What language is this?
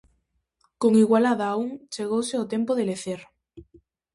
Galician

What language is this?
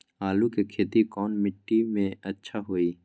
Magahi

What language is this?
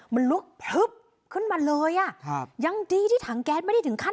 Thai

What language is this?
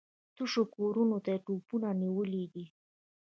Pashto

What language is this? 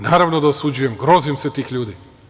Serbian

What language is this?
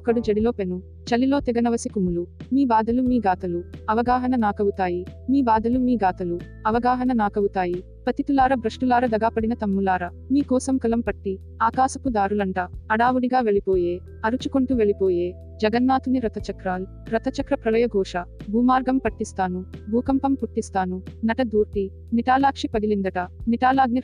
Telugu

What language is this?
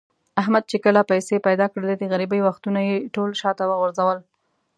Pashto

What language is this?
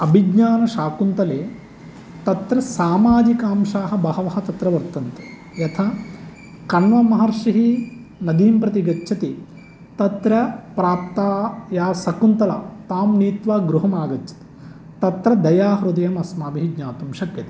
Sanskrit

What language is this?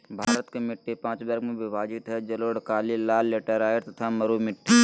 Magahi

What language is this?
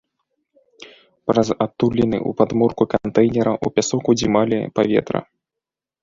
Belarusian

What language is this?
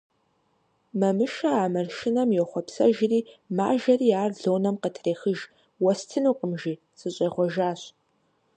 Kabardian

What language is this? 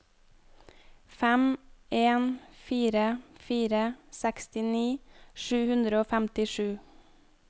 Norwegian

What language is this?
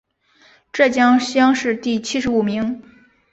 Chinese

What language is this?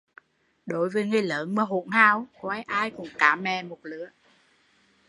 Vietnamese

